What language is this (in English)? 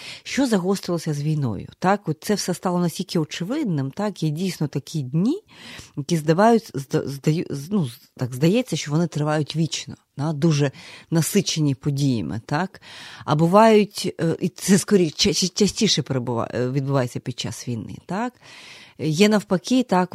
Ukrainian